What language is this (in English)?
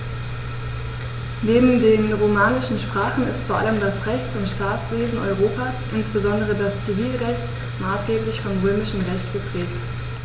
German